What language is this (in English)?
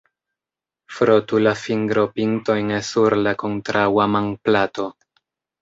Esperanto